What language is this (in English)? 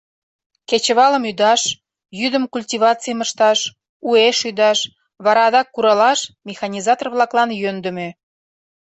Mari